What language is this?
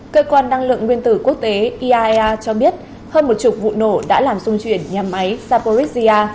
Vietnamese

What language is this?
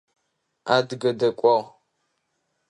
Adyghe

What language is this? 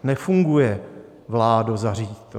Czech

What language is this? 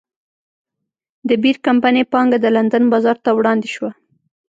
Pashto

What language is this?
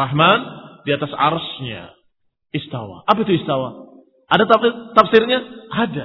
Indonesian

